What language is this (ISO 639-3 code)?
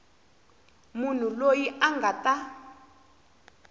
tso